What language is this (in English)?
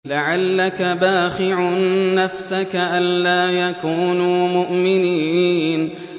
Arabic